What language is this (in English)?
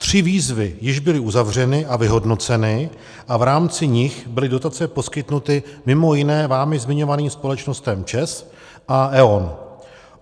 Czech